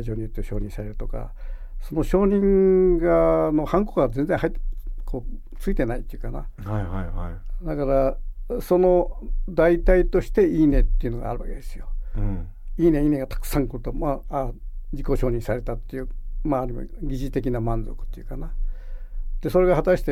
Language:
Japanese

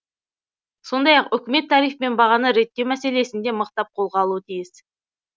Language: Kazakh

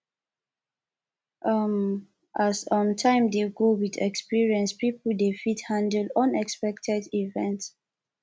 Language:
Nigerian Pidgin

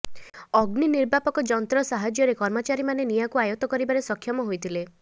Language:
Odia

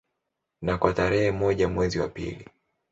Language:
Swahili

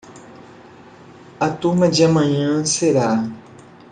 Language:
Portuguese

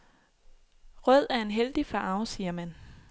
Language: Danish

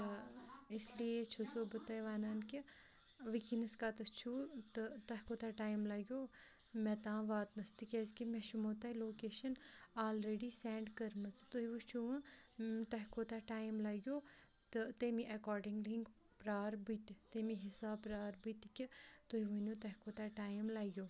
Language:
Kashmiri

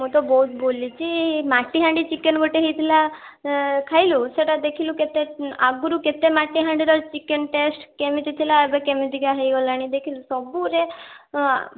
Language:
Odia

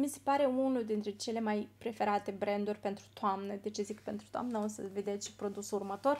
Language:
Romanian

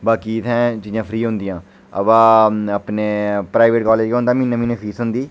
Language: Dogri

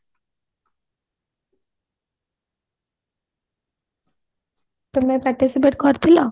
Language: Odia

